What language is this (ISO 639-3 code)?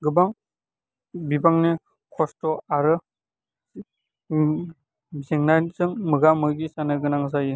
brx